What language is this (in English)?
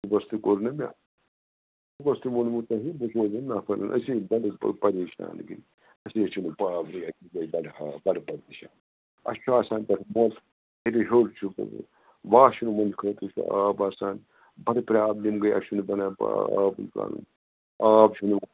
Kashmiri